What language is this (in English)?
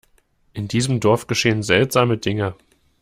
German